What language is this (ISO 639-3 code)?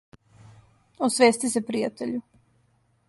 srp